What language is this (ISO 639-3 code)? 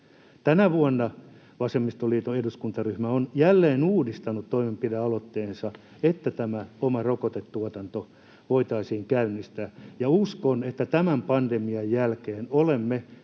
fin